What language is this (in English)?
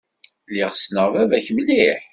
Kabyle